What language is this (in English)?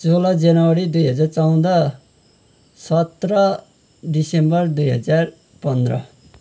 Nepali